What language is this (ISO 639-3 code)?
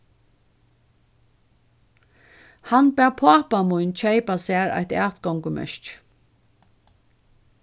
fao